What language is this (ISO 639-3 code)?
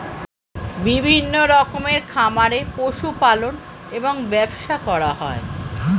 ben